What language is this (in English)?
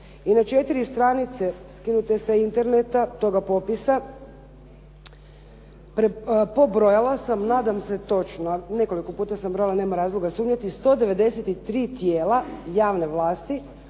Croatian